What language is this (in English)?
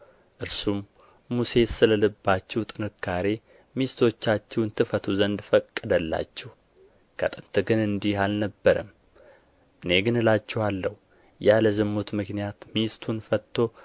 Amharic